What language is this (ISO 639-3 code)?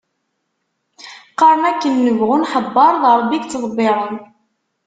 kab